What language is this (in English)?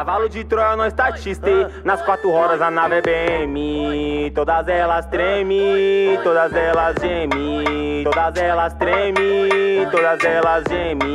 Portuguese